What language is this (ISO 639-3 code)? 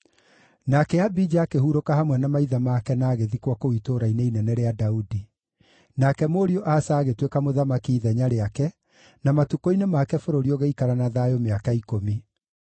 kik